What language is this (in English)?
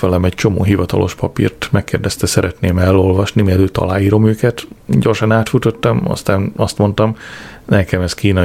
Hungarian